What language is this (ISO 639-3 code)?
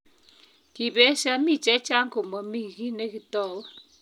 kln